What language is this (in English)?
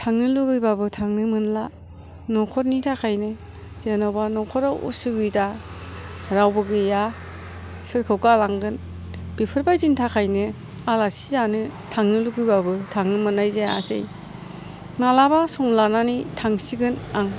Bodo